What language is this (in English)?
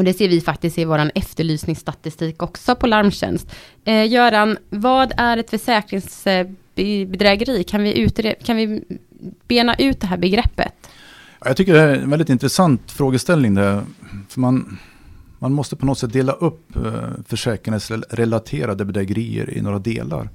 Swedish